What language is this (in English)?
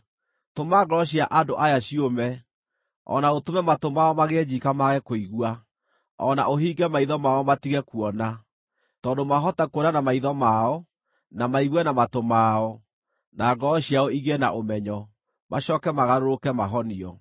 Kikuyu